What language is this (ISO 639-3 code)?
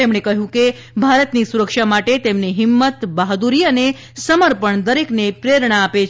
guj